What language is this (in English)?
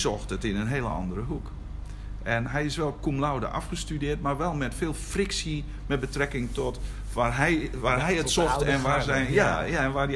Dutch